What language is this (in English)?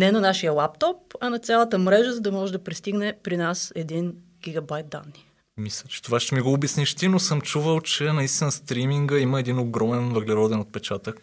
Bulgarian